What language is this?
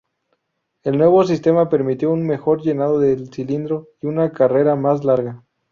Spanish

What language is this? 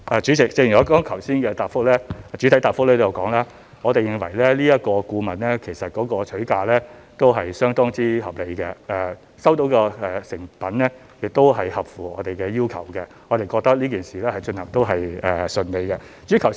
Cantonese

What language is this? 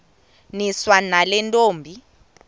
Xhosa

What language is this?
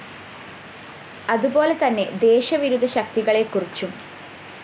Malayalam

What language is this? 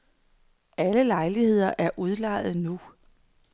Danish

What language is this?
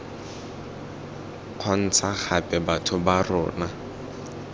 Tswana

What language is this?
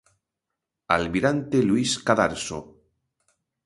Galician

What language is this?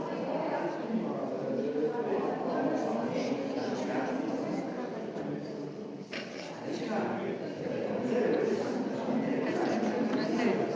Slovenian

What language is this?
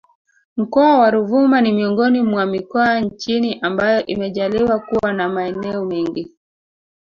Swahili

